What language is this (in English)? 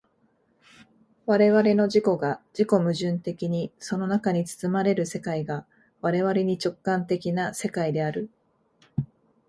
Japanese